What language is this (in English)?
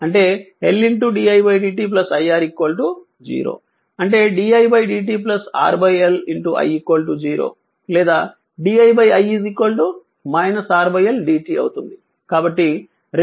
Telugu